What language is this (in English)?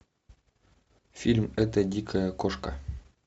Russian